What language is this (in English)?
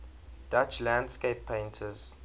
English